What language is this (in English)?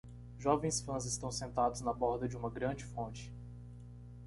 Portuguese